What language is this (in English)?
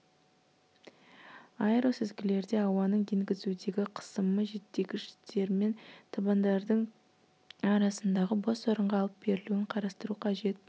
Kazakh